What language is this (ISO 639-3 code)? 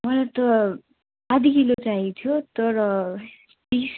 nep